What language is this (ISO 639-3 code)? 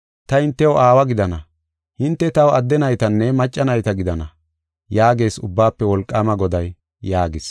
gof